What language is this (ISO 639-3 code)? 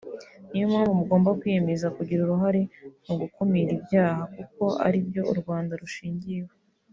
kin